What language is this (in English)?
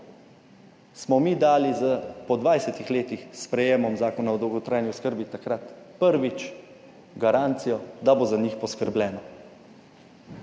Slovenian